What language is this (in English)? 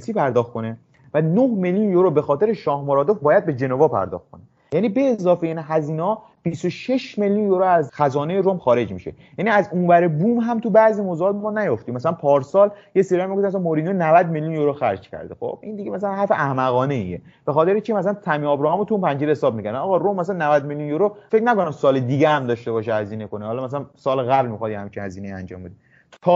Persian